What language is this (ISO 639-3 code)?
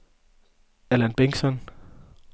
dan